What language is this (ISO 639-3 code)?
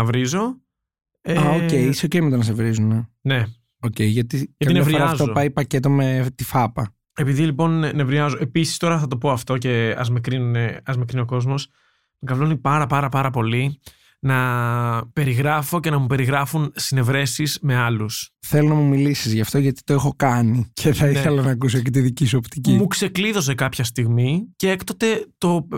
ell